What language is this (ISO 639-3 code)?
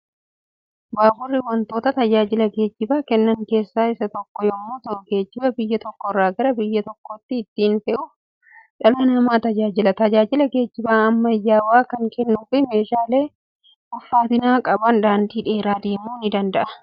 orm